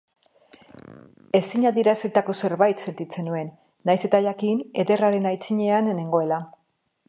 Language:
Basque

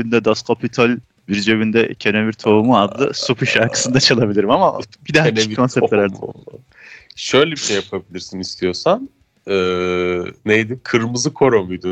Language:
Turkish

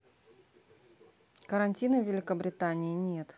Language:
Russian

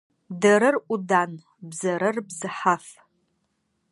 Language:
Adyghe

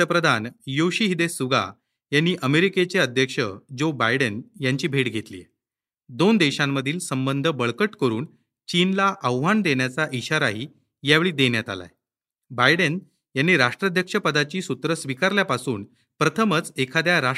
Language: Marathi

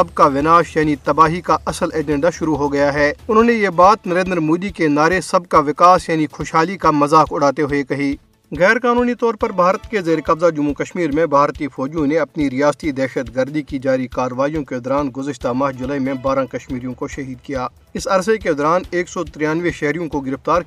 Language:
Urdu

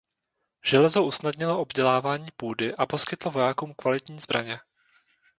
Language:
Czech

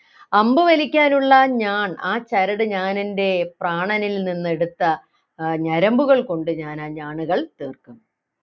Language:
Malayalam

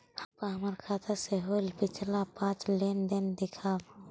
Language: Magahi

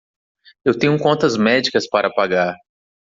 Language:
Portuguese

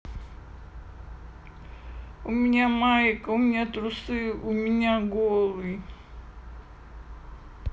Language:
Russian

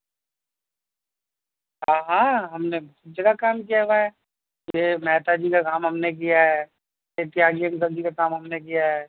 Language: Urdu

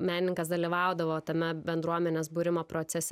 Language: Lithuanian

